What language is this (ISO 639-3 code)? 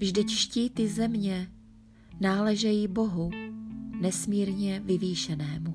ces